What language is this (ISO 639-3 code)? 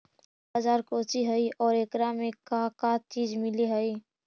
mag